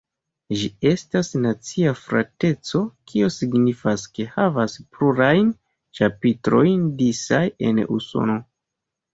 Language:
Esperanto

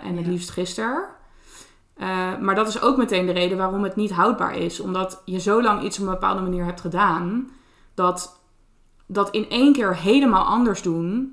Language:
Dutch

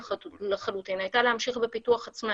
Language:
Hebrew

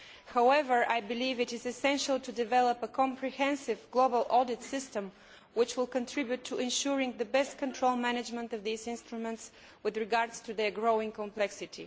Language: English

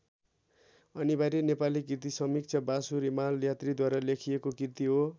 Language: Nepali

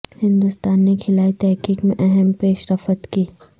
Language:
Urdu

